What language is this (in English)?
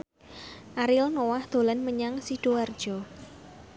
Javanese